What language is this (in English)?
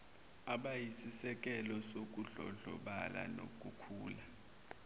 Zulu